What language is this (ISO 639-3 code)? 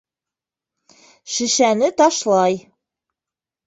bak